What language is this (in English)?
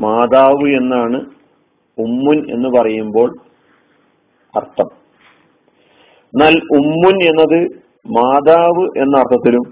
Malayalam